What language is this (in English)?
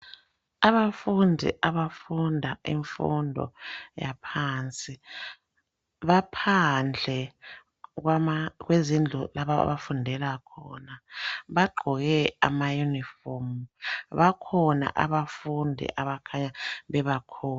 North Ndebele